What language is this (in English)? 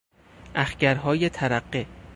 Persian